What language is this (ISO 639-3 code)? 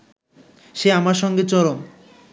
ben